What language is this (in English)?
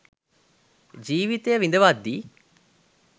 Sinhala